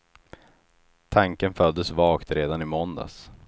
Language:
Swedish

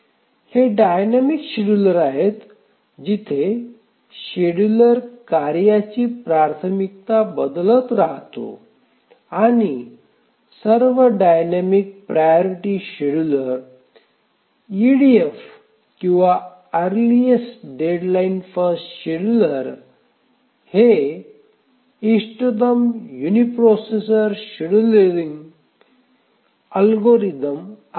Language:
Marathi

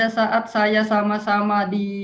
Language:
Indonesian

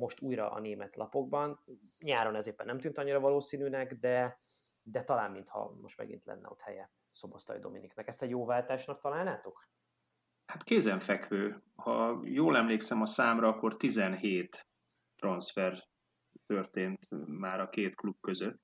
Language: Hungarian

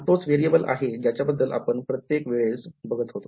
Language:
Marathi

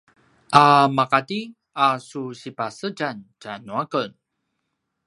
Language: Paiwan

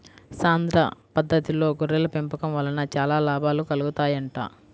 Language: Telugu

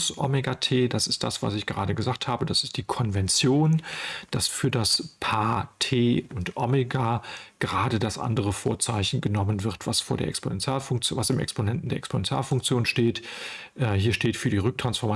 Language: German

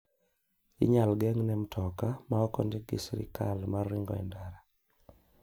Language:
Luo (Kenya and Tanzania)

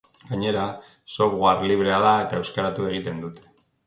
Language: Basque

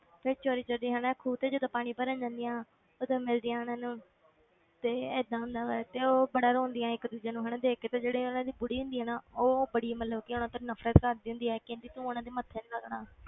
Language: Punjabi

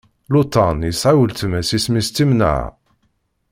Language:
Kabyle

